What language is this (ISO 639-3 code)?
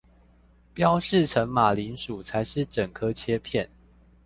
zho